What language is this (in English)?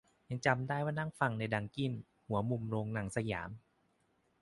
Thai